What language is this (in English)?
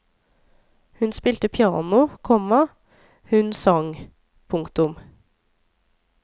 Norwegian